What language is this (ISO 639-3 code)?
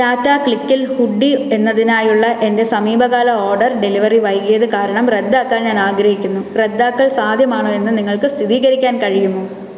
mal